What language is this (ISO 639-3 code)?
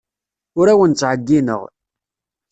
kab